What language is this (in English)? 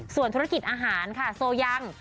Thai